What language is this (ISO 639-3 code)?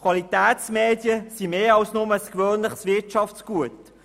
gsw